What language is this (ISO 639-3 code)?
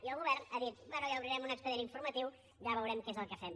cat